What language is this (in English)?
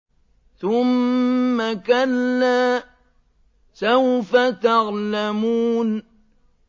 Arabic